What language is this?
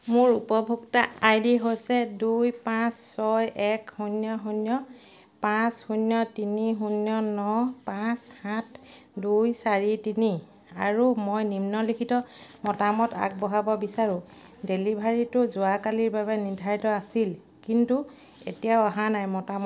Assamese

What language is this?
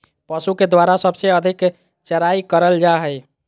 Magahi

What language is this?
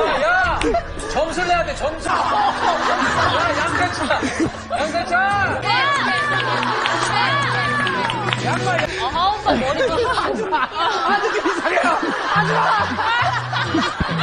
Korean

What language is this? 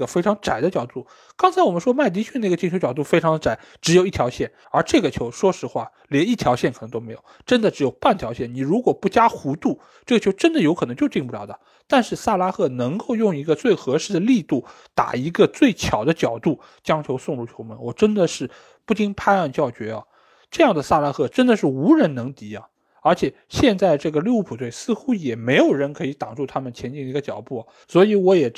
Chinese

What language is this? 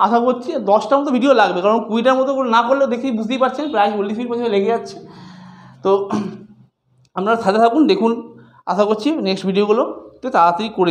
Hindi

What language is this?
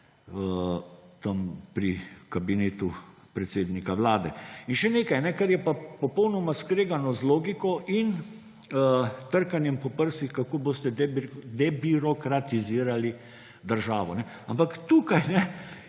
Slovenian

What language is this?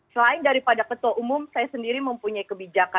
Indonesian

